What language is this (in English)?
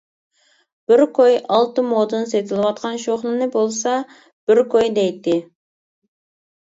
Uyghur